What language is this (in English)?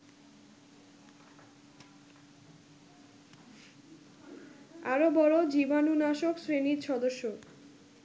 Bangla